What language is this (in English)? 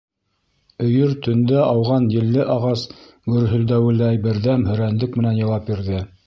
Bashkir